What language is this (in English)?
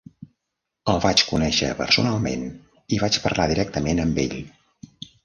Catalan